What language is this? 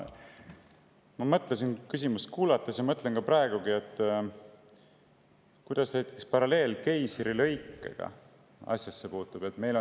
Estonian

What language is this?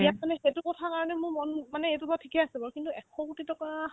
Assamese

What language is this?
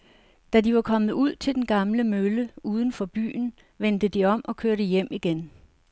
Danish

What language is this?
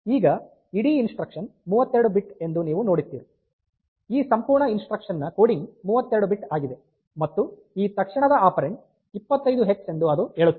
Kannada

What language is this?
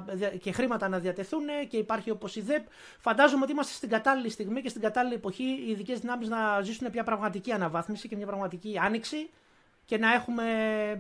Greek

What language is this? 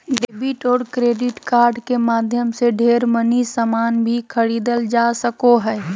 Magahi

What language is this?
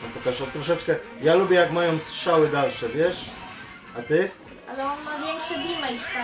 Polish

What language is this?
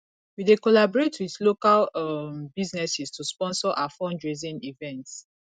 Nigerian Pidgin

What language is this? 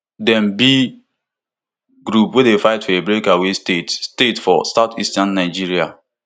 Nigerian Pidgin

